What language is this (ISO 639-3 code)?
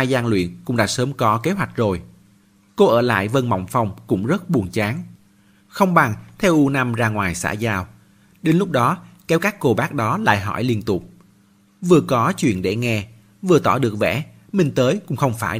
vie